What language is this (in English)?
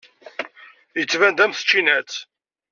Kabyle